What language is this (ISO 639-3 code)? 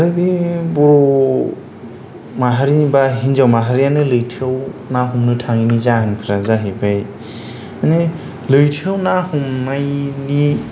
brx